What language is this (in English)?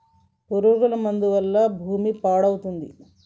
Telugu